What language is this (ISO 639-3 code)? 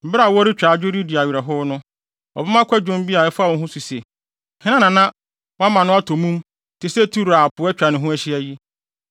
aka